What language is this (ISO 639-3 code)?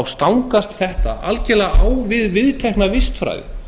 isl